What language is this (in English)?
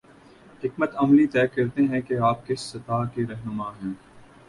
Urdu